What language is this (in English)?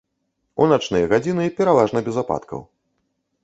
Belarusian